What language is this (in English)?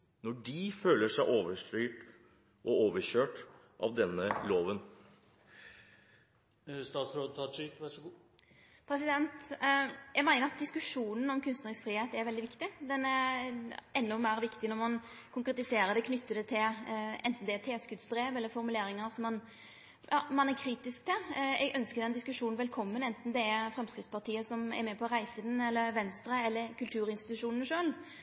Norwegian